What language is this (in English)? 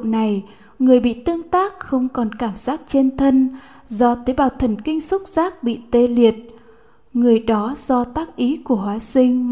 Vietnamese